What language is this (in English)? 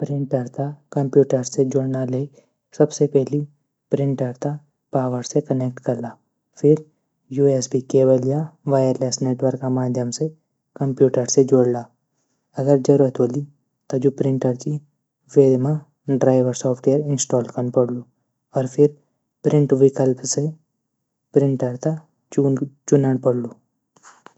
Garhwali